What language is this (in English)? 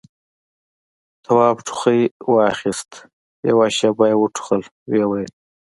Pashto